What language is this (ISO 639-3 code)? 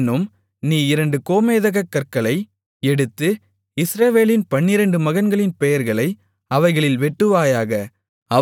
tam